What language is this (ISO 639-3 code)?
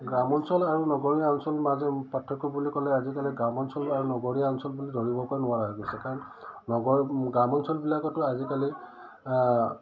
asm